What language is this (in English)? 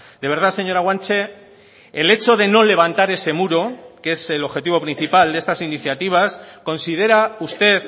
Spanish